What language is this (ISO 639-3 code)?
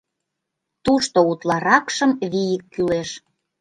chm